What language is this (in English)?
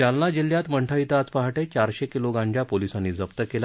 Marathi